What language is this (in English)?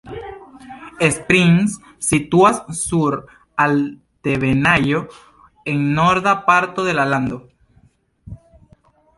Esperanto